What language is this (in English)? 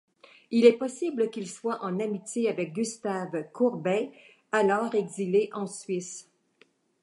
French